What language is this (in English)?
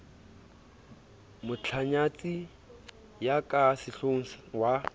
Southern Sotho